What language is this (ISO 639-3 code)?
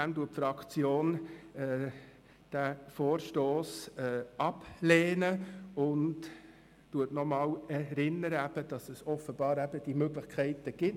gsw